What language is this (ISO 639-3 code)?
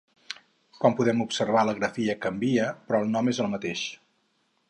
cat